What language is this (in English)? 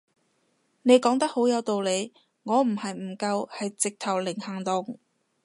Cantonese